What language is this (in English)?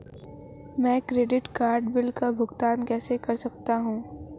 Hindi